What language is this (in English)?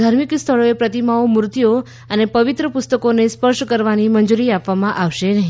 Gujarati